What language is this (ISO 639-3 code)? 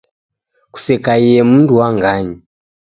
dav